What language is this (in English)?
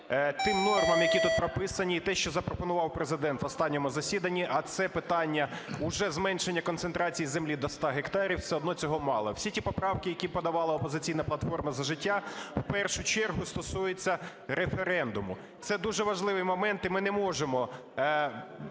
Ukrainian